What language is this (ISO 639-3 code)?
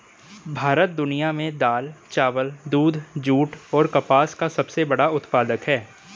hin